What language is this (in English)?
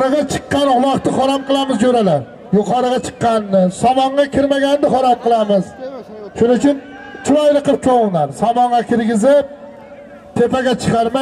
Turkish